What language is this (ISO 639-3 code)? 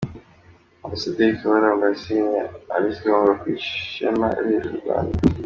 kin